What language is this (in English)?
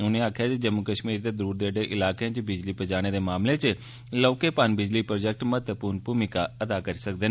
Dogri